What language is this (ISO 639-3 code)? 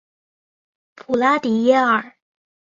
zho